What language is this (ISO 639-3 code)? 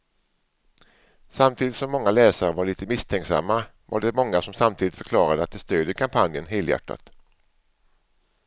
swe